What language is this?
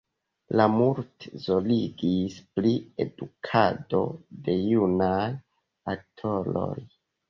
Esperanto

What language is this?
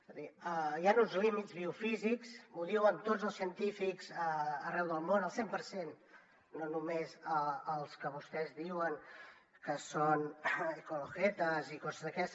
Catalan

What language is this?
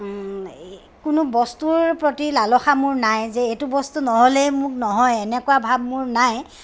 Assamese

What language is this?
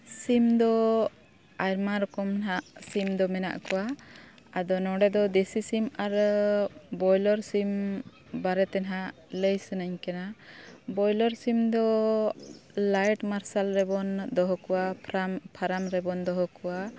Santali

